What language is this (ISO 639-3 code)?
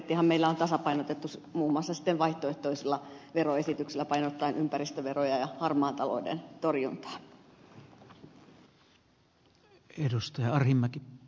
fin